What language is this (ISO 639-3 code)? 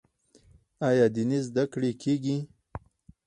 pus